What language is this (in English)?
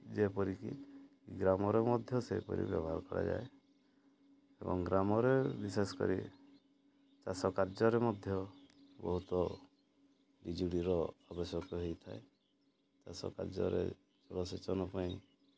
Odia